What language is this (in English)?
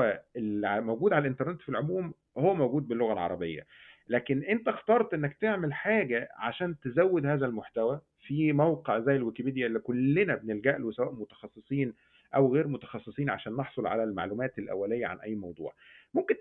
Arabic